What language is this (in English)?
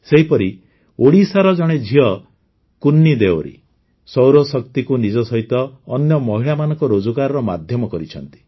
Odia